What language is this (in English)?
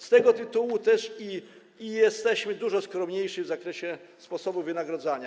Polish